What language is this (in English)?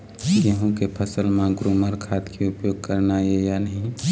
Chhattisgarhi